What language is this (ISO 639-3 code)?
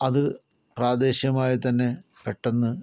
mal